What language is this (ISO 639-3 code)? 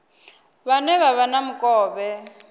ven